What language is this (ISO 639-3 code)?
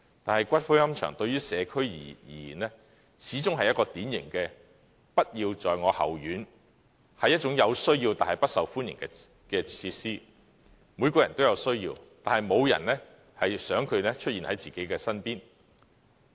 yue